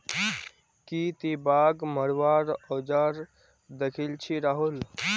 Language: Magahi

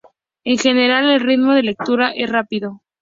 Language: Spanish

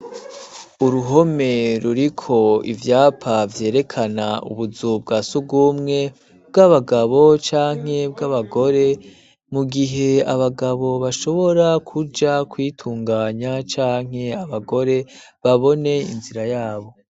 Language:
Rundi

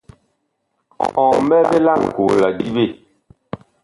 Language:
Bakoko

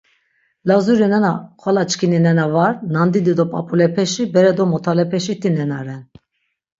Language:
Laz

